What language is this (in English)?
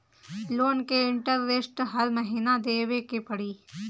Bhojpuri